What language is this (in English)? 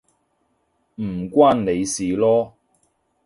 Cantonese